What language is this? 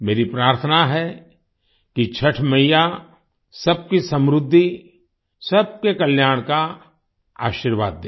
Hindi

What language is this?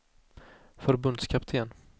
Swedish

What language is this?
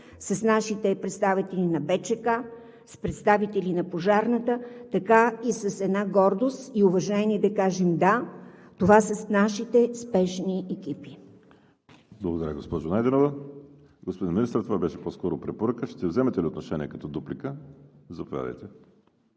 Bulgarian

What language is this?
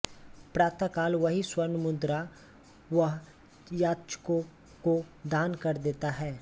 Hindi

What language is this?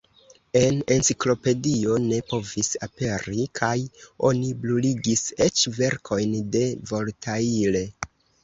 Esperanto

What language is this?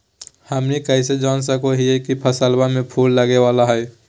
Magahi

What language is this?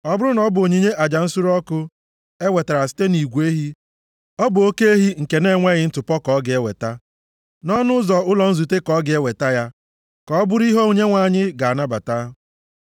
Igbo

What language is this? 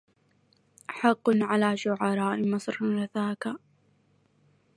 Arabic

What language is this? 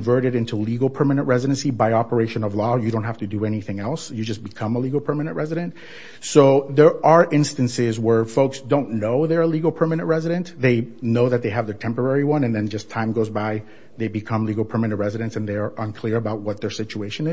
English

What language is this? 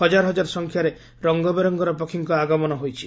Odia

